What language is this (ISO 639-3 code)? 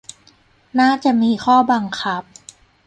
tha